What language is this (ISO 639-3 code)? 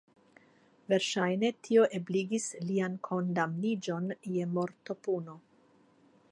epo